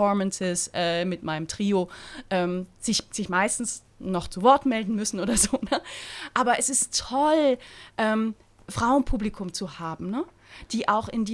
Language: German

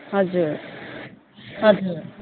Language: Nepali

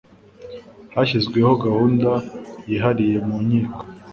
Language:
Kinyarwanda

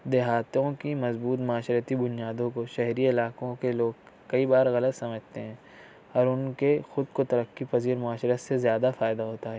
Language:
Urdu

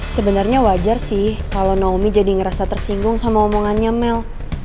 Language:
Indonesian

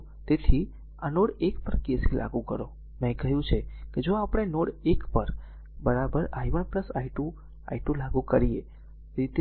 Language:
Gujarati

